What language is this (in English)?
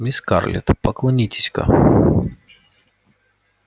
Russian